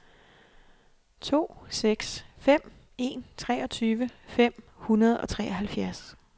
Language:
Danish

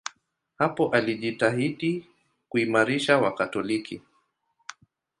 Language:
Swahili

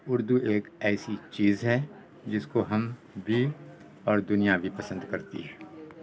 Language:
Urdu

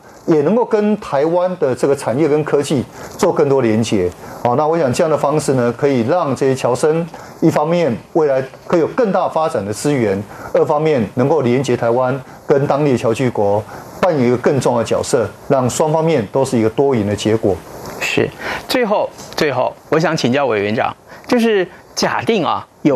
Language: Chinese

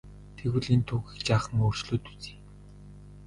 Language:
Mongolian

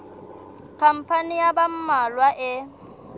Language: Southern Sotho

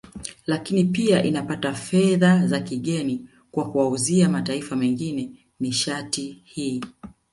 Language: Swahili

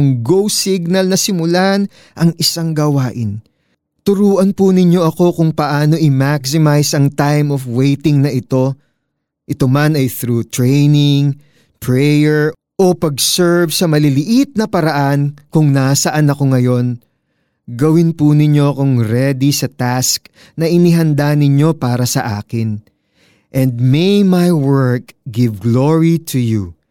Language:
Filipino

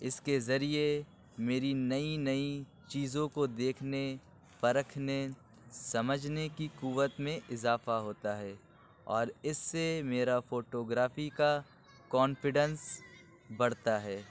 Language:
Urdu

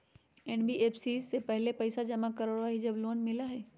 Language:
Magahi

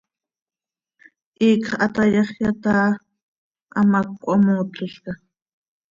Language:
Seri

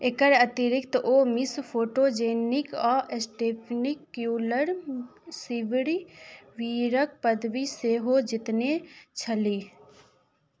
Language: Maithili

